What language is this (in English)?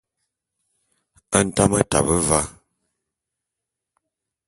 Bulu